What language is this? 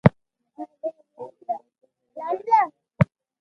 Loarki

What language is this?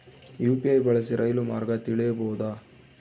Kannada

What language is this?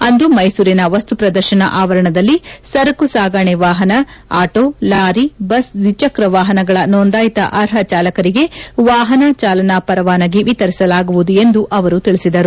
Kannada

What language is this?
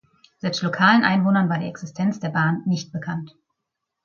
German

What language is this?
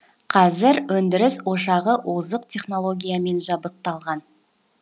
Kazakh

